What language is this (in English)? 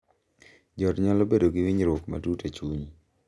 Luo (Kenya and Tanzania)